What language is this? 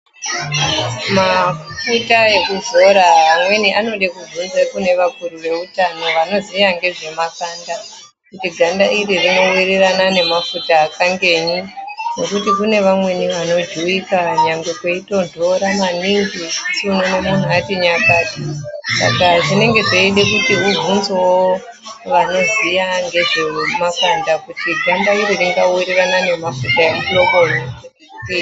Ndau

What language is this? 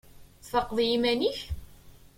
Kabyle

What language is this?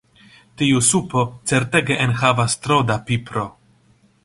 Esperanto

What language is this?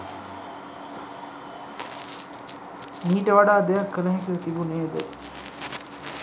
Sinhala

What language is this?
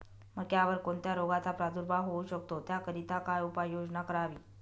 Marathi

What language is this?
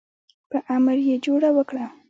Pashto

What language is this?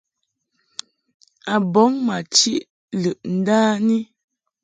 Mungaka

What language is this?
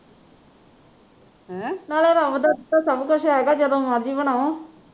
Punjabi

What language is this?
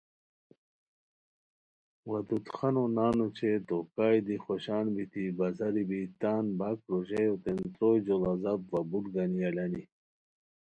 Khowar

